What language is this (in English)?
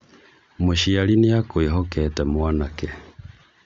Kikuyu